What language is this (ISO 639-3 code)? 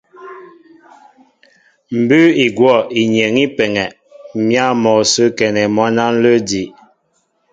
mbo